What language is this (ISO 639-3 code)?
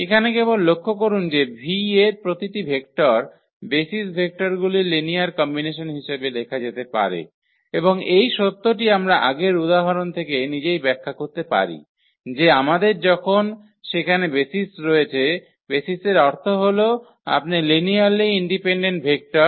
ben